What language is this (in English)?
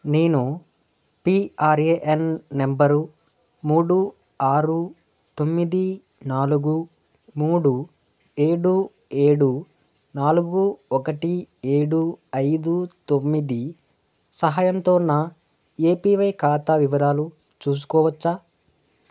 Telugu